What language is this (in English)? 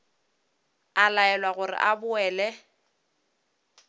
Northern Sotho